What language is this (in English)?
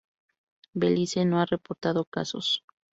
Spanish